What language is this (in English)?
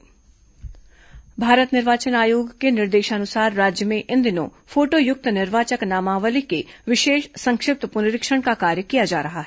Hindi